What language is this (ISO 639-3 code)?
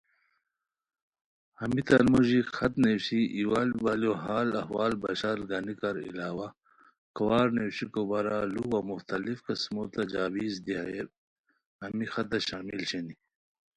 khw